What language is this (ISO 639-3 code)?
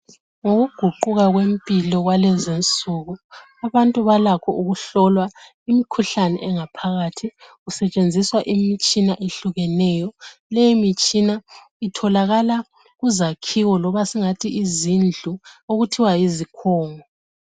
nde